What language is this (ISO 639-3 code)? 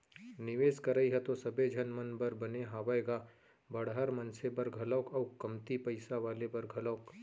hne